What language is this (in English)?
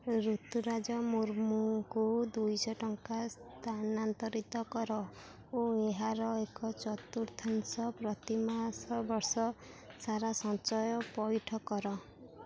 Odia